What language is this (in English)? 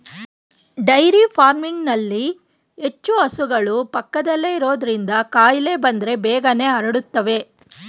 Kannada